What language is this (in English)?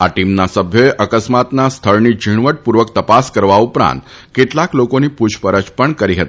Gujarati